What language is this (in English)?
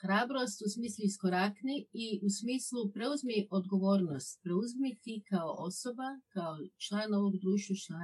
Croatian